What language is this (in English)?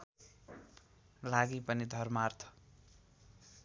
Nepali